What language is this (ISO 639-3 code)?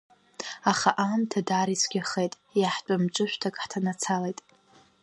abk